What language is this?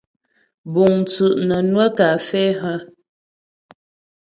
Ghomala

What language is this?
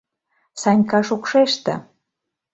Mari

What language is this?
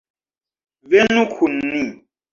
Esperanto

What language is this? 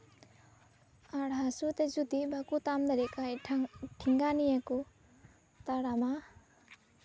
Santali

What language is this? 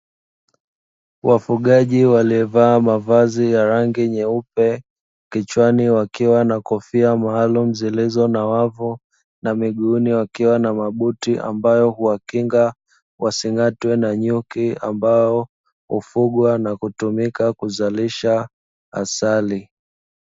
Swahili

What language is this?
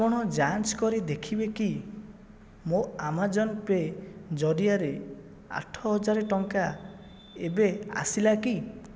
Odia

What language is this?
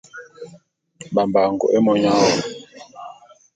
Bulu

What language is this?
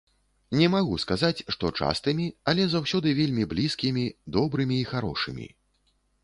Belarusian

